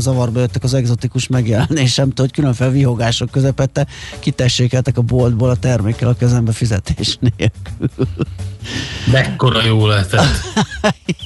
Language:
Hungarian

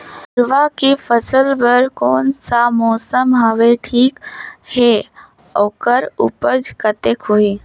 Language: Chhattisgarhi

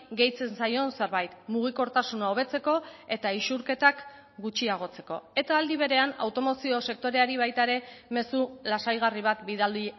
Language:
Basque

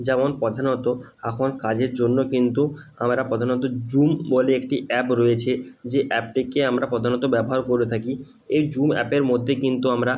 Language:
Bangla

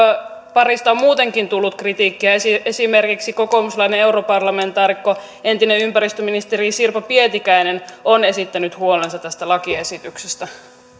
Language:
Finnish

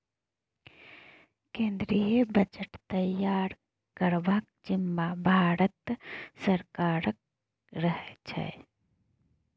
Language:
Maithili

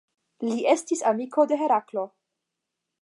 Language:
Esperanto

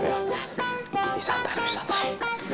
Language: Indonesian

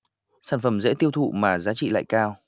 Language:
Vietnamese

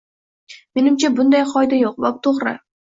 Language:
Uzbek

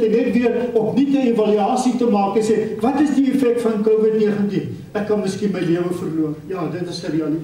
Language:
Dutch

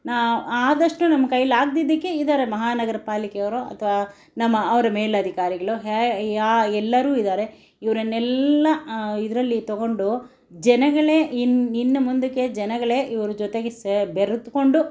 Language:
Kannada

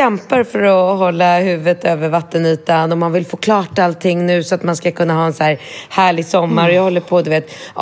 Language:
Swedish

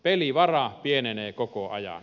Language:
Finnish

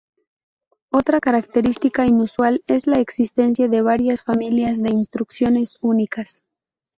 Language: Spanish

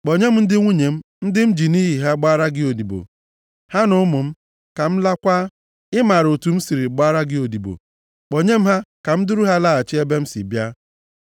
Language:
Igbo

